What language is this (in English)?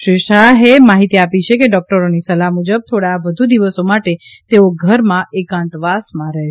Gujarati